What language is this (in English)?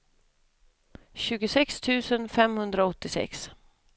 Swedish